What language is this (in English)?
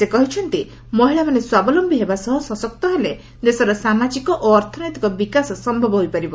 Odia